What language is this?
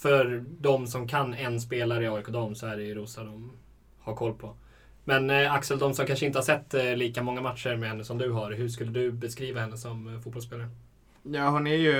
Swedish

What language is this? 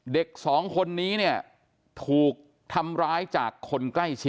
Thai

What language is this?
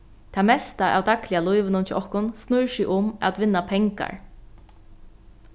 Faroese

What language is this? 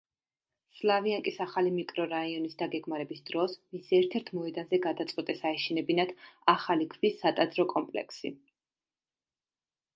Georgian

